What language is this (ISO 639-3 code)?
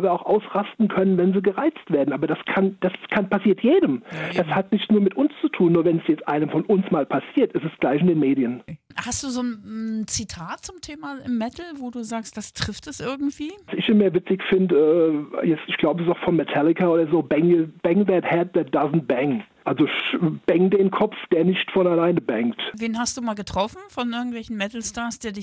deu